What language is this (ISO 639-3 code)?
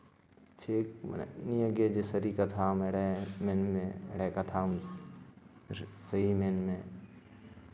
sat